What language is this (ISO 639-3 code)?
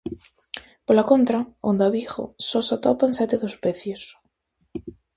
glg